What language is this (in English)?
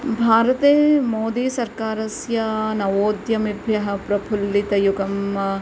Sanskrit